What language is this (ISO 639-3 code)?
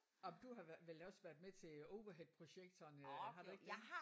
dan